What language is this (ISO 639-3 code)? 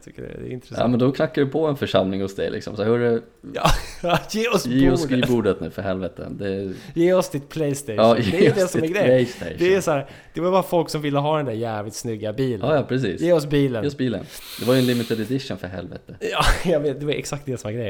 swe